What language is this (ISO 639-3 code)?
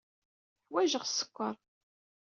kab